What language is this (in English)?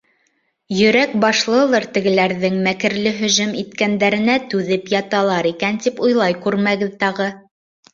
Bashkir